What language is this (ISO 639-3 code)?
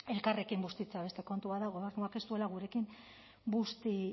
eus